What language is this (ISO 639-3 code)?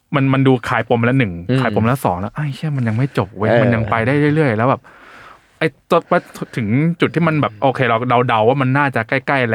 tha